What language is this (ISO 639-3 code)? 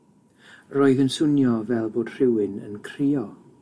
cym